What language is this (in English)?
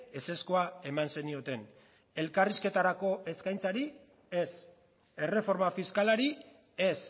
Basque